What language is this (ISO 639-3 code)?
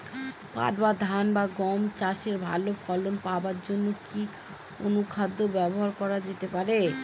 ben